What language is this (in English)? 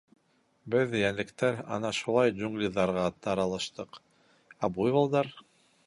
Bashkir